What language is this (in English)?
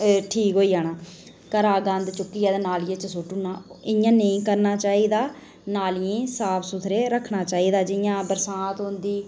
Dogri